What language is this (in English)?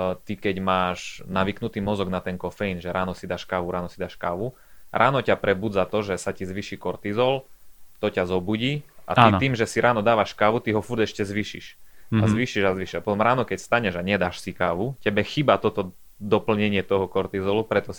Slovak